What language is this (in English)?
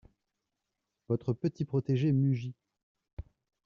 French